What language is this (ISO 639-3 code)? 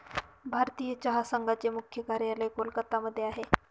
mar